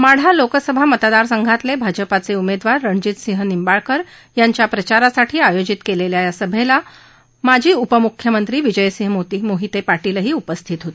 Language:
Marathi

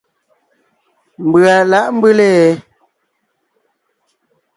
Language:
Ngiemboon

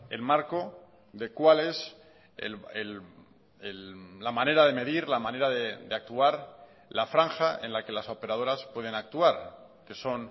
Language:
Spanish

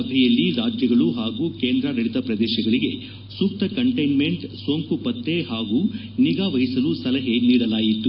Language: Kannada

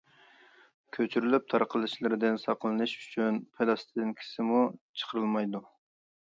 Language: Uyghur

